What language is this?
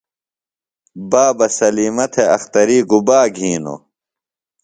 Phalura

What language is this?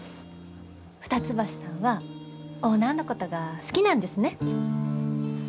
Japanese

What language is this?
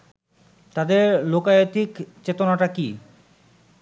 Bangla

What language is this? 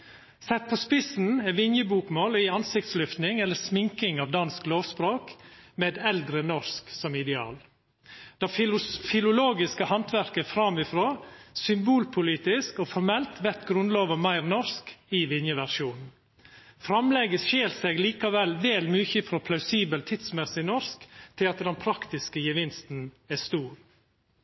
Norwegian Nynorsk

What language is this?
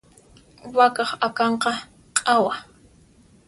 Puno Quechua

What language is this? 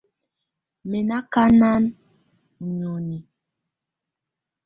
Tunen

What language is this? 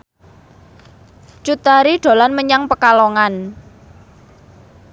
Javanese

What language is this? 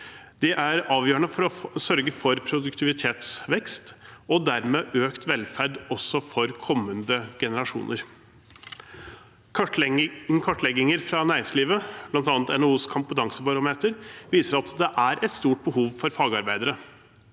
Norwegian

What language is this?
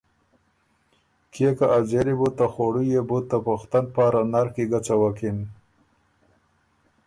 Ormuri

